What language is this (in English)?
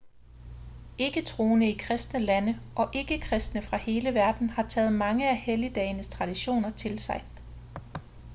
Danish